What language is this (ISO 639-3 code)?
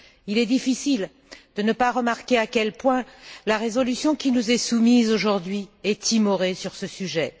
fra